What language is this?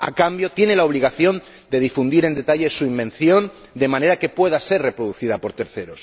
Spanish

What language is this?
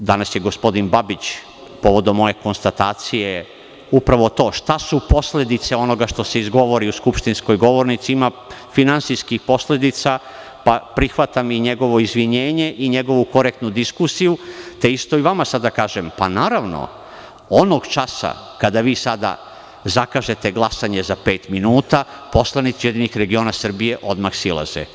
Serbian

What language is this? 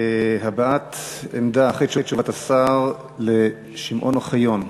Hebrew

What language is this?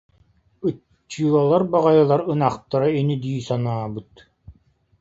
Yakut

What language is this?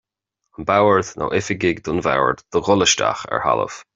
Irish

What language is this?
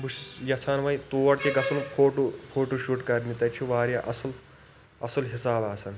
Kashmiri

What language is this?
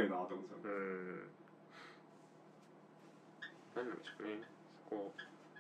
Japanese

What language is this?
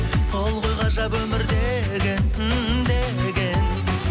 Kazakh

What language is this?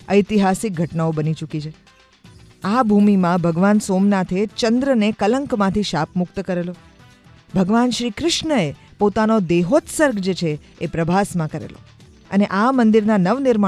Hindi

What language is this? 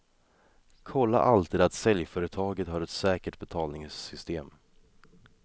Swedish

